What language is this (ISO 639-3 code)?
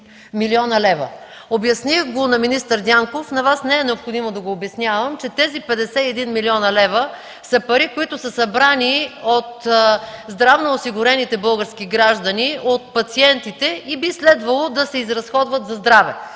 bul